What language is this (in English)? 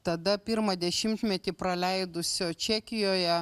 Lithuanian